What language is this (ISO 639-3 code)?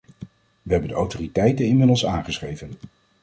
nld